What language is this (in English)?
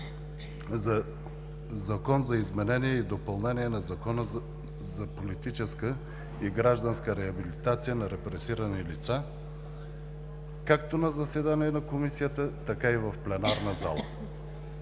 Bulgarian